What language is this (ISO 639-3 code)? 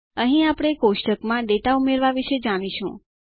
guj